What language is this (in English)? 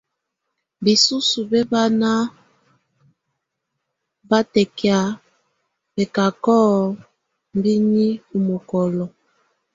Tunen